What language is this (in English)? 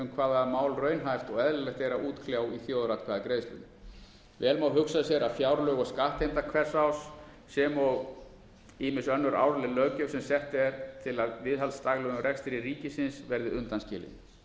Icelandic